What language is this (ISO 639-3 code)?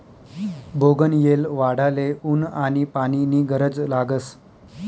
mar